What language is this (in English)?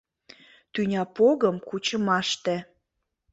Mari